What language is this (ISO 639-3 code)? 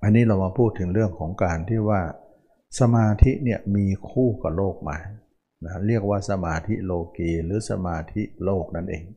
tha